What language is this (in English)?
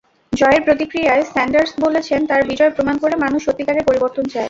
Bangla